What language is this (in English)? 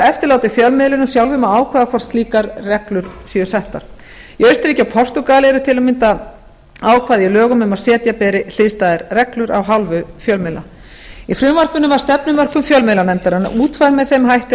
Icelandic